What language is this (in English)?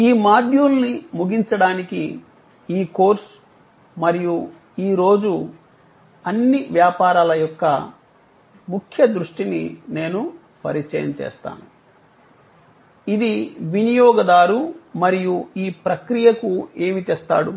Telugu